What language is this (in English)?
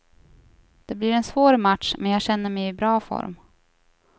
Swedish